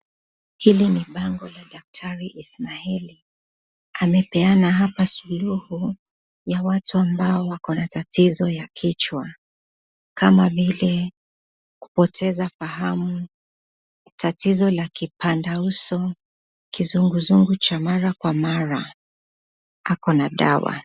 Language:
Swahili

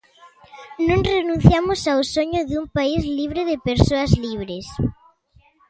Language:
Galician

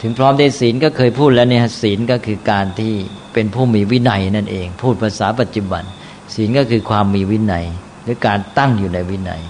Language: Thai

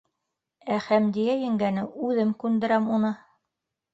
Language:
Bashkir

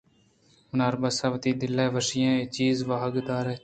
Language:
Eastern Balochi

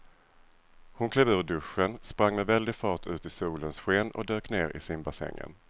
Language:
Swedish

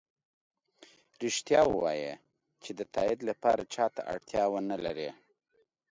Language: Pashto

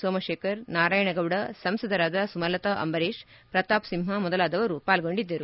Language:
Kannada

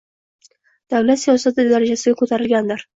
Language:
Uzbek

